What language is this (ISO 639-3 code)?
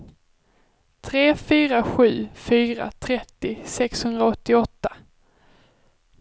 swe